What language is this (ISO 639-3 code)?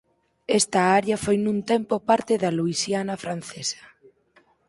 glg